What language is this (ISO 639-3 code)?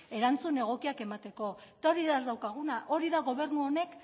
eus